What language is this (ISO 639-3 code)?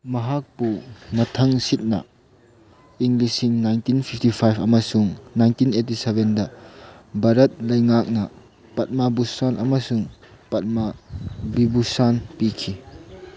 mni